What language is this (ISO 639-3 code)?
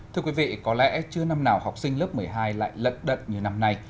vie